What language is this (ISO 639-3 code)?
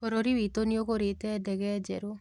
kik